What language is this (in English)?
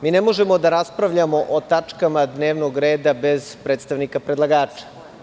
Serbian